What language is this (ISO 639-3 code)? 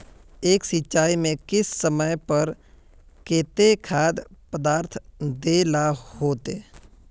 mag